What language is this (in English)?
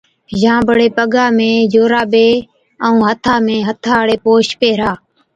Od